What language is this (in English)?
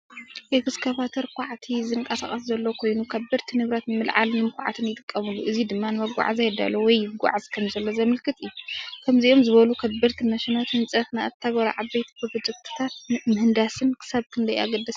Tigrinya